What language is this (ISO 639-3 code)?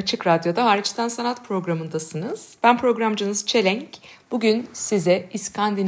tur